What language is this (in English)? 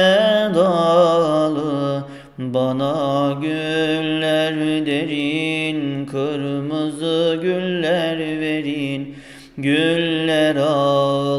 Turkish